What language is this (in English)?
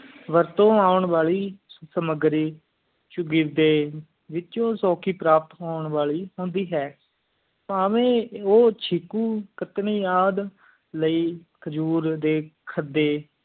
Punjabi